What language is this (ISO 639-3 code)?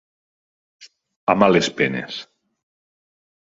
cat